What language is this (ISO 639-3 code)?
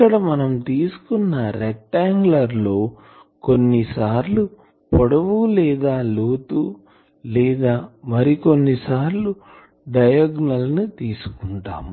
tel